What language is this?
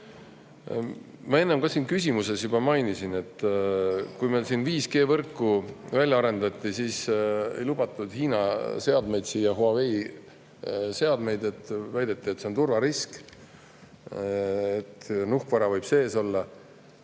Estonian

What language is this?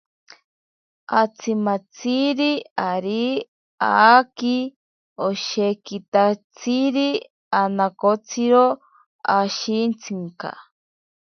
Ashéninka Perené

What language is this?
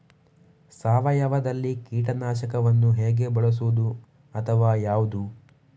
Kannada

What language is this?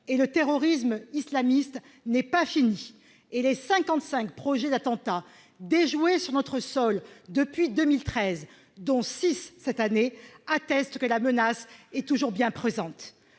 French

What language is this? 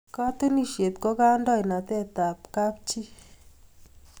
Kalenjin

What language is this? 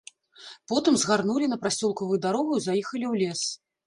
Belarusian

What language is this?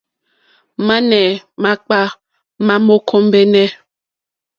Mokpwe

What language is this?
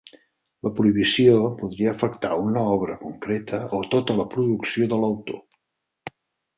Catalan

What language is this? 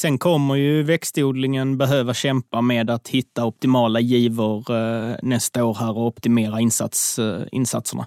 Swedish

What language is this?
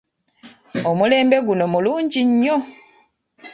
Ganda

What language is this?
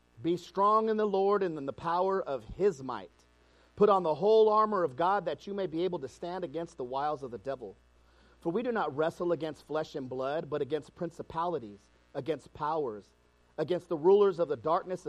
English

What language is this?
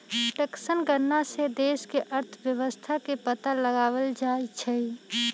Magahi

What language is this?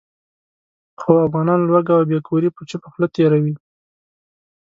Pashto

